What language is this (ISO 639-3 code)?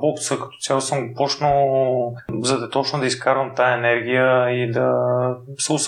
bul